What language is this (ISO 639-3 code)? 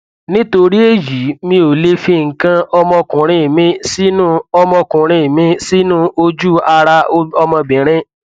yor